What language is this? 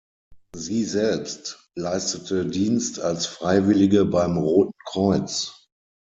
German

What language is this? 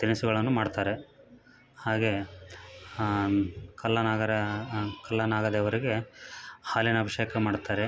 Kannada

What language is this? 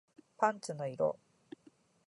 Japanese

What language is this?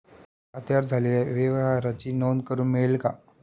Marathi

